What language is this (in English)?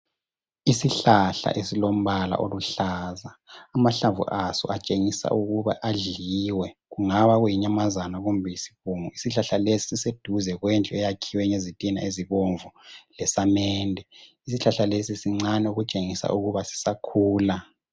North Ndebele